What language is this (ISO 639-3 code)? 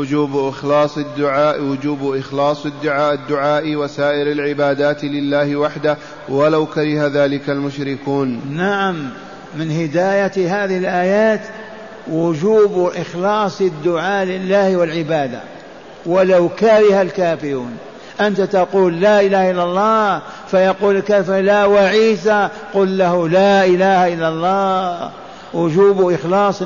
ara